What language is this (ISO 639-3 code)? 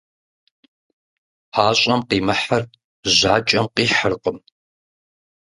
kbd